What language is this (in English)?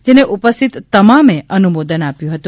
Gujarati